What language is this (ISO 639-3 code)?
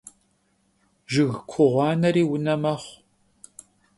kbd